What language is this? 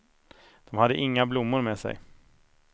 Swedish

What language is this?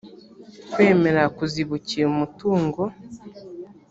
Kinyarwanda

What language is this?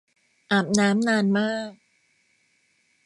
Thai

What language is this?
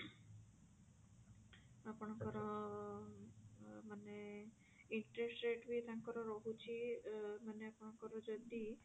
Odia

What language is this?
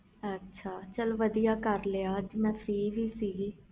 Punjabi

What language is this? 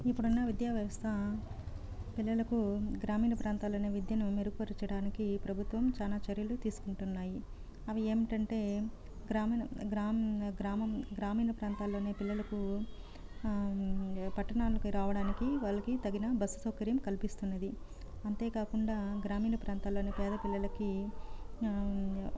Telugu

